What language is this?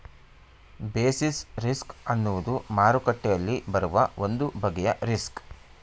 Kannada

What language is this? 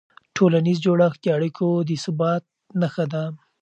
Pashto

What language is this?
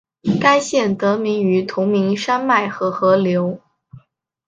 Chinese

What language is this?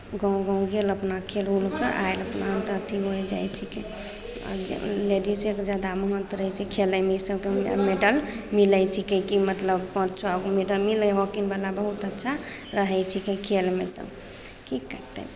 Maithili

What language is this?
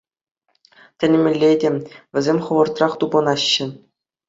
Chuvash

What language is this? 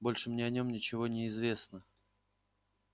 Russian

